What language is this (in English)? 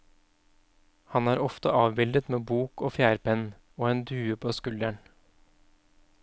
Norwegian